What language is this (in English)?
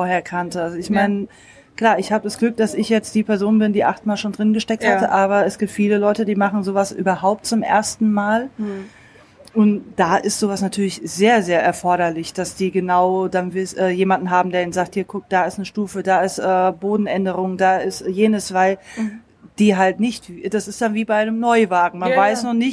German